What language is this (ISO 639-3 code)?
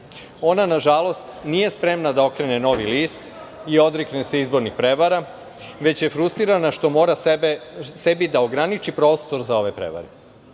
srp